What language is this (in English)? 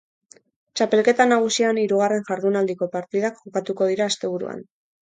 Basque